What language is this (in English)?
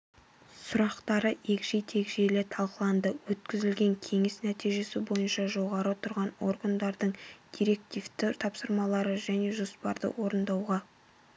Kazakh